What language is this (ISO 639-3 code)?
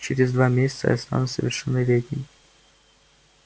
rus